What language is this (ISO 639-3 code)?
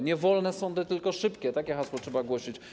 pol